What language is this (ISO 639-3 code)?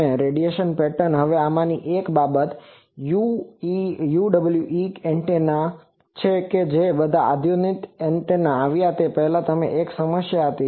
guj